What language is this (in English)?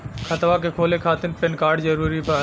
Bhojpuri